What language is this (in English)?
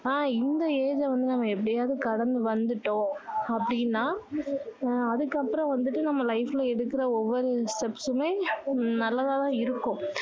Tamil